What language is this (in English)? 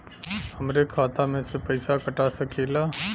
Bhojpuri